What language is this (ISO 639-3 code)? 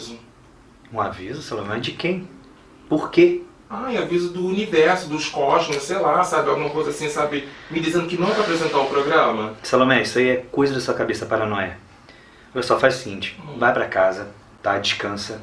por